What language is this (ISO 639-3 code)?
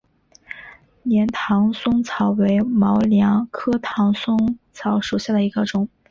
zho